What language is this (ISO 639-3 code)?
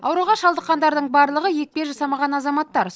kaz